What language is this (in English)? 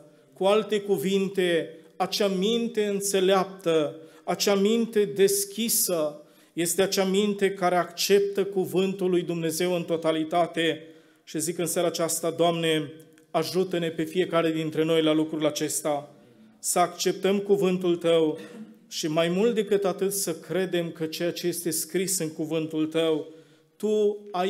Romanian